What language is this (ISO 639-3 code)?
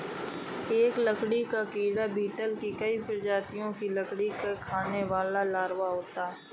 hin